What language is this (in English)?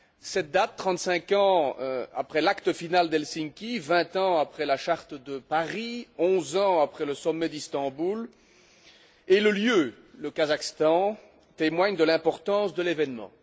French